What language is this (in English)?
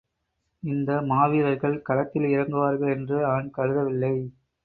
Tamil